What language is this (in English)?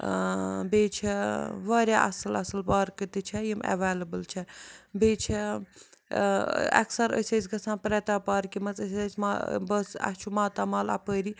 Kashmiri